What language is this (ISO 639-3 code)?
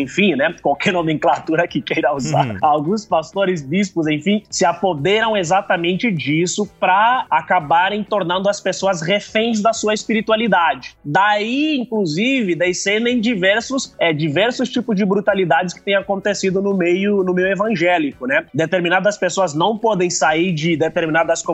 por